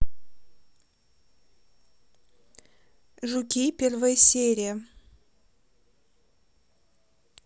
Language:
Russian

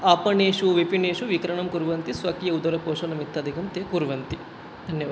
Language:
Sanskrit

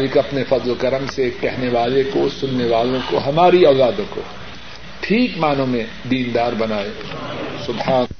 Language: Urdu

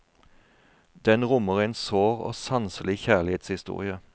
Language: Norwegian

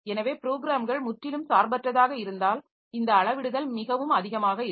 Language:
Tamil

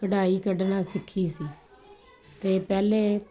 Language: Punjabi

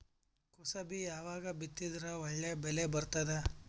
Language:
Kannada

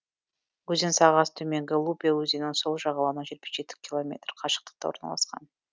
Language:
Kazakh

